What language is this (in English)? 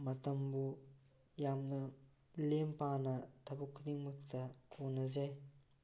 Manipuri